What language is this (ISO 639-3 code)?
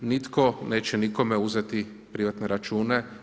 hrv